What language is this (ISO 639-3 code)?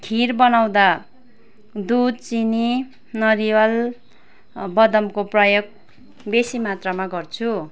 nep